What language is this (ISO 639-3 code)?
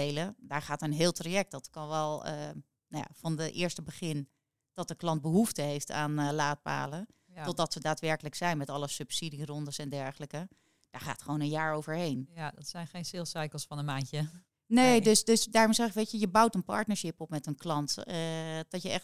nld